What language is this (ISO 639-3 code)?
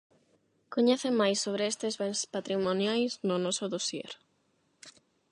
glg